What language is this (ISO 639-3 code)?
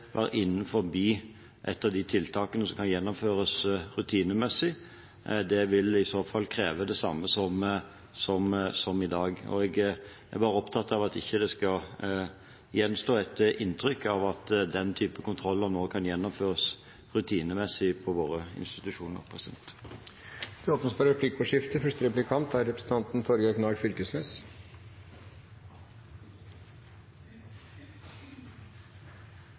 nor